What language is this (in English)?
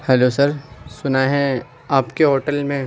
Urdu